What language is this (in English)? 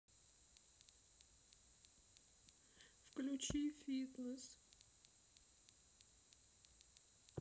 Russian